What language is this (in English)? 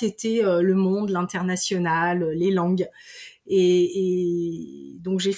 French